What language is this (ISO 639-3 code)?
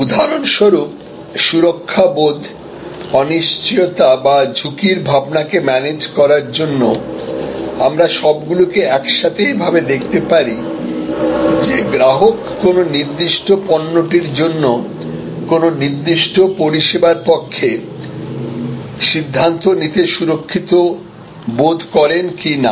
ben